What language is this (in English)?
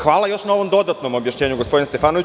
Serbian